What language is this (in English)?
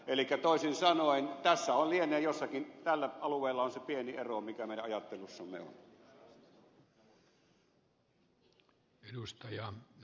Finnish